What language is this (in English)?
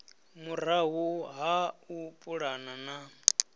Venda